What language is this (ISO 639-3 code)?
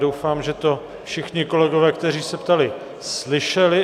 ces